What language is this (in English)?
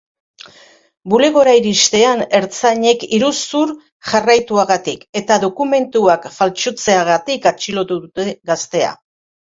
Basque